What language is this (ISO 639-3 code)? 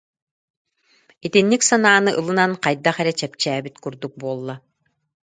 sah